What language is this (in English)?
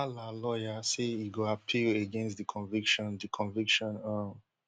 Nigerian Pidgin